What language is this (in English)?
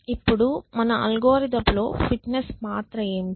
Telugu